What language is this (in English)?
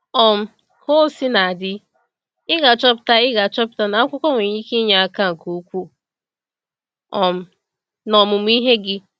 Igbo